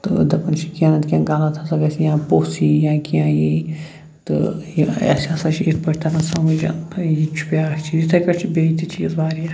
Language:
Kashmiri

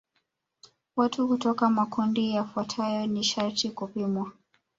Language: Swahili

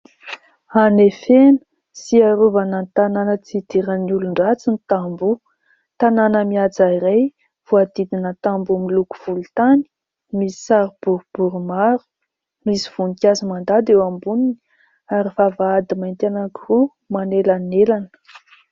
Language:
Malagasy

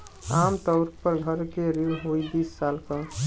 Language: Bhojpuri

